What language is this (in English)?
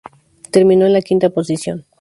Spanish